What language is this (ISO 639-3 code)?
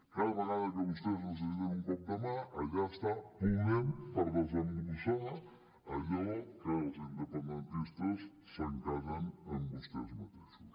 cat